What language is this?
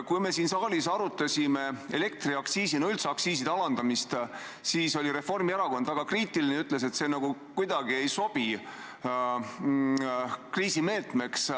Estonian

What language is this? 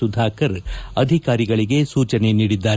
Kannada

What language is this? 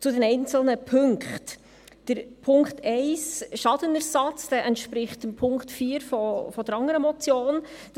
Swiss German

